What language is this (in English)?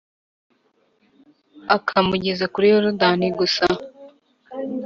Kinyarwanda